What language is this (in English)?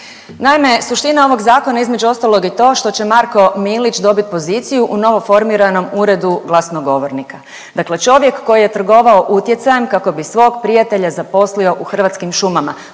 Croatian